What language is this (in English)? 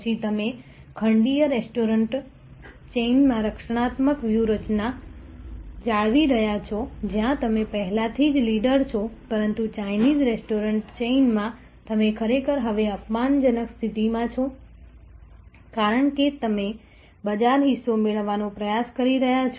Gujarati